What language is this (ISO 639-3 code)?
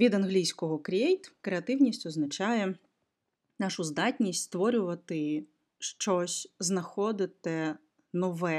ukr